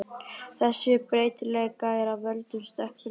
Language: Icelandic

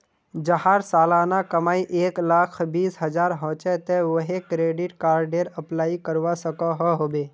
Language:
Magahi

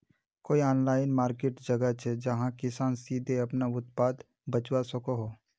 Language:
Magahi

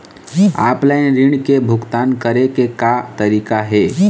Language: Chhattisgarhi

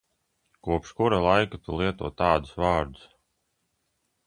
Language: Latvian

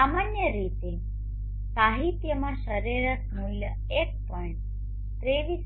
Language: Gujarati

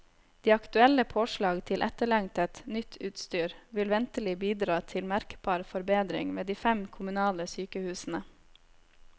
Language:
Norwegian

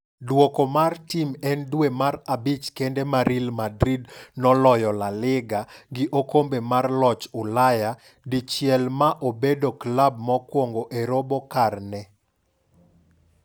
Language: Luo (Kenya and Tanzania)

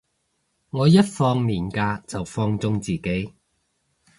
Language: Cantonese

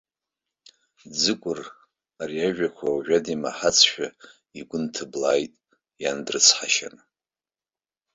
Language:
Abkhazian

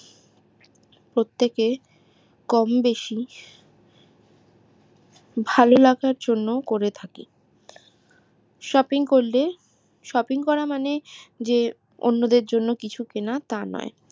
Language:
Bangla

